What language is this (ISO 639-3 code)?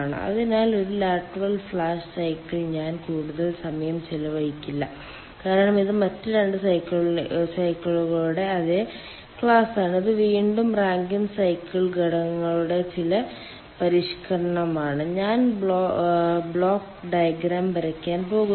mal